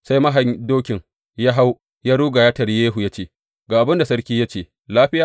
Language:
Hausa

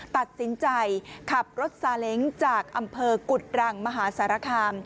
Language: Thai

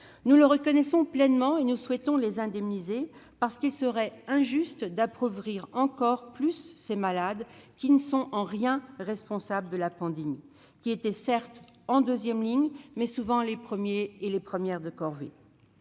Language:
French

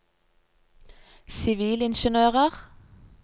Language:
Norwegian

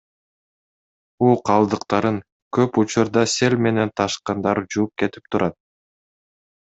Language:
Kyrgyz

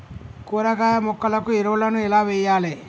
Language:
Telugu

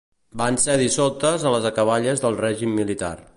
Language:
Catalan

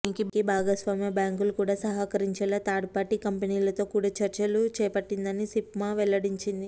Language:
Telugu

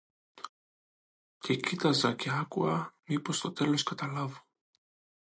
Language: Greek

